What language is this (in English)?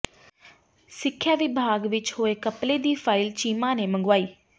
Punjabi